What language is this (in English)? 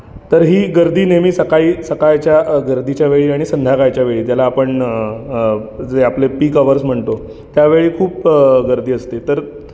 Marathi